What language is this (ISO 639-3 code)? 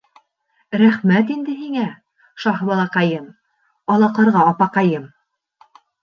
bak